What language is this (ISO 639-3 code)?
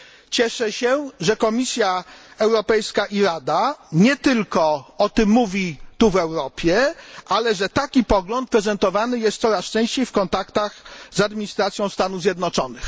pol